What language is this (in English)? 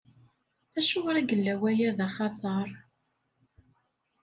Kabyle